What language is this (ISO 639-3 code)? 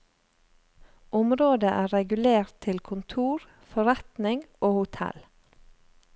nor